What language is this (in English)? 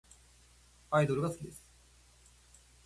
Japanese